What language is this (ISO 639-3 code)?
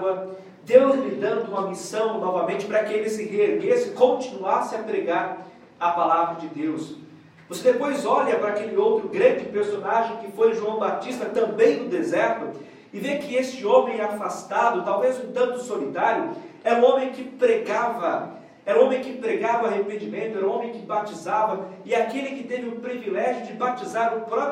por